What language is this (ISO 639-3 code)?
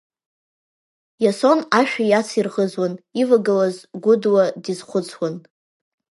abk